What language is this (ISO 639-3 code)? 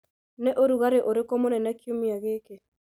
kik